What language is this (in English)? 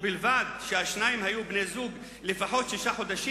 Hebrew